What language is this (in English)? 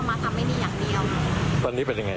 Thai